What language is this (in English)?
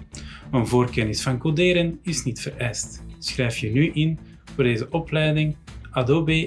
Dutch